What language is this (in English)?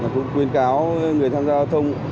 Vietnamese